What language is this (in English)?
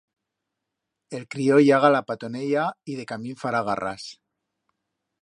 Aragonese